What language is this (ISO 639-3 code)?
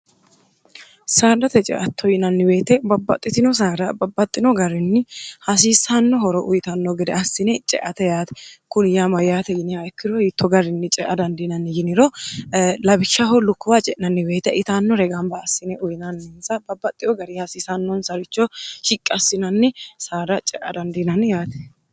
sid